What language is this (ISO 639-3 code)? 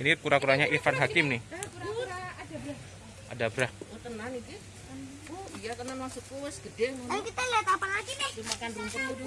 ind